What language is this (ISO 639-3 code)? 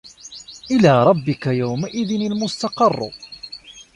ara